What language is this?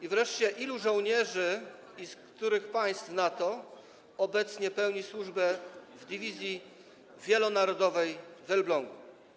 Polish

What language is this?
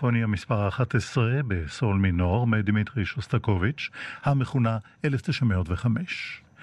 Hebrew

